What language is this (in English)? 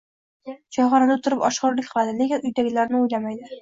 Uzbek